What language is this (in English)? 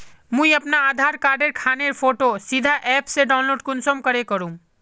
Magahi